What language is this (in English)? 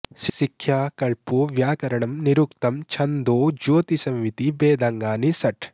Sanskrit